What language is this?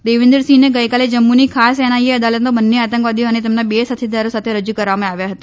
Gujarati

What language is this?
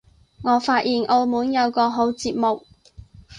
Cantonese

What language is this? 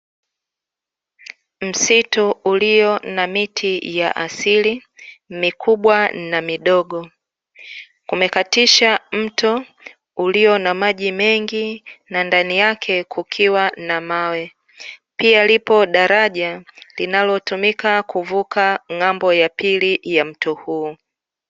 Swahili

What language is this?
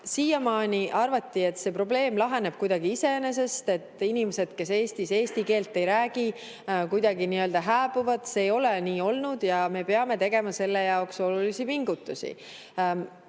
Estonian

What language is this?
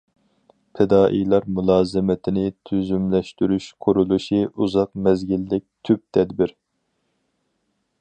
Uyghur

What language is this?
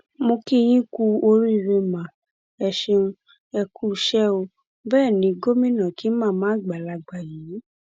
Yoruba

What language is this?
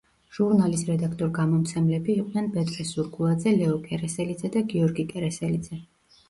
Georgian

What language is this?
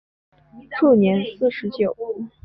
Chinese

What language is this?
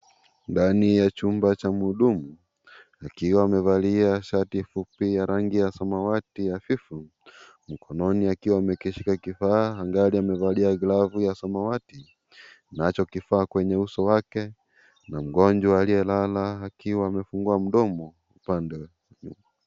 Swahili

